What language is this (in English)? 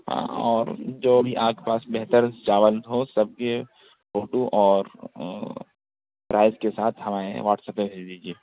Urdu